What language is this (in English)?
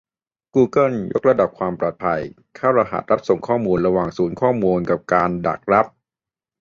Thai